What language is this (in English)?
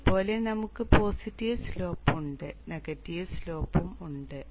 Malayalam